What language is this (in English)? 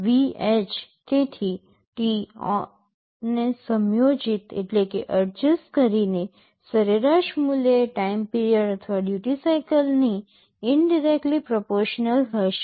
Gujarati